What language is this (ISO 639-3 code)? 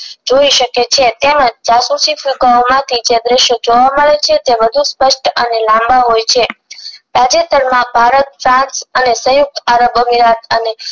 guj